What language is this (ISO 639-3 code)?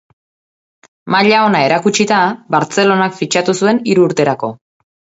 eus